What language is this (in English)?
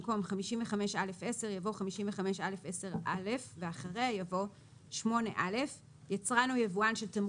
Hebrew